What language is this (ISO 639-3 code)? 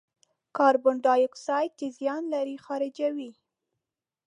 pus